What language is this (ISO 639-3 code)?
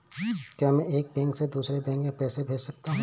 hin